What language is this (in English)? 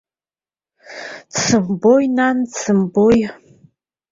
Abkhazian